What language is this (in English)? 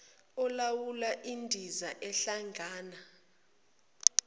Zulu